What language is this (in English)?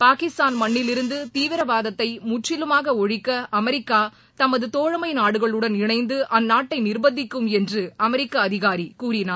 Tamil